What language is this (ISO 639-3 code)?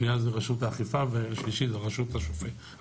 heb